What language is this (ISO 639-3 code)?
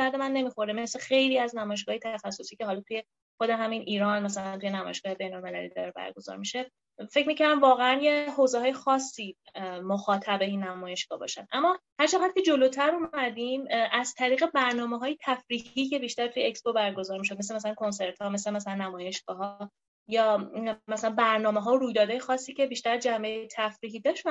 fas